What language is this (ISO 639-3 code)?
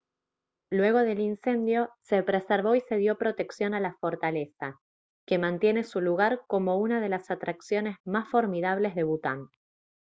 spa